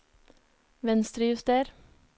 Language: Norwegian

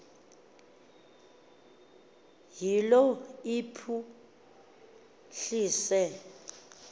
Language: Xhosa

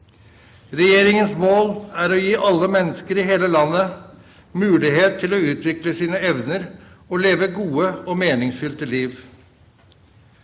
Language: Norwegian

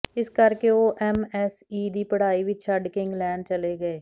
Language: Punjabi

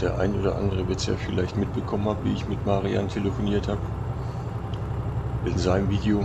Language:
German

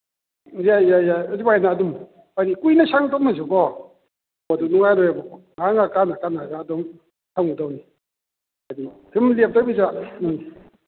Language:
Manipuri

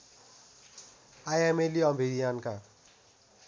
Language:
Nepali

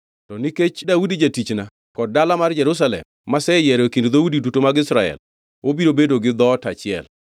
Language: Luo (Kenya and Tanzania)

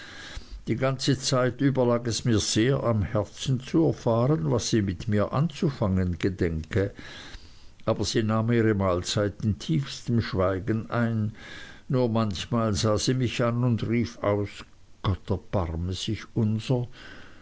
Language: German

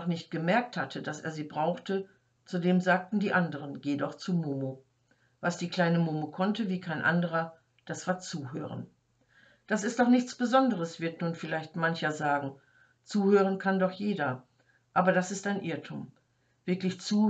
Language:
German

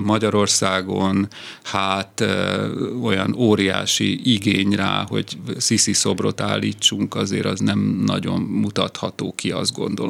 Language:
Hungarian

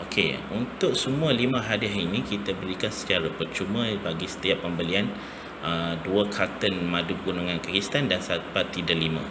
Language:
Malay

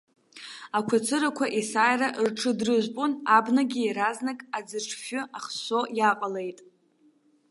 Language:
Abkhazian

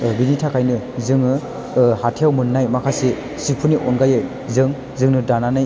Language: Bodo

